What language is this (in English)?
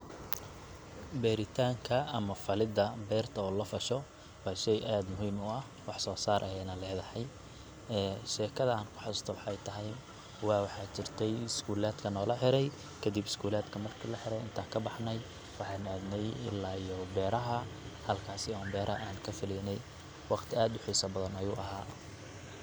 Somali